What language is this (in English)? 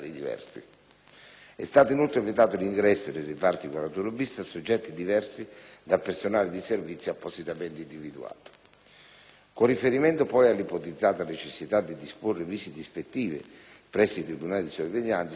Italian